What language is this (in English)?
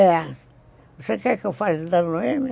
Portuguese